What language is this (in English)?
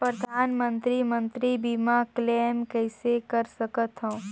Chhattisgarhi